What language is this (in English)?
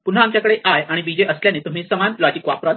Marathi